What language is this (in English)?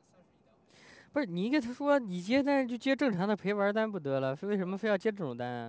Chinese